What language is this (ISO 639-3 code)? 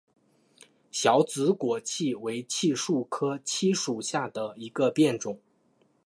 zho